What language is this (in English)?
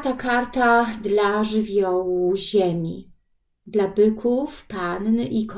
Polish